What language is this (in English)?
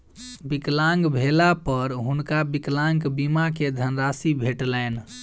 Maithili